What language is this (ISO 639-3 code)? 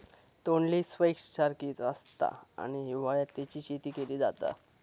mar